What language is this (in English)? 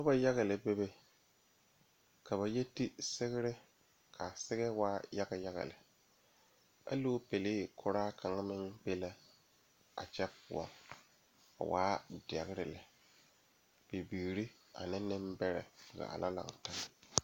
Southern Dagaare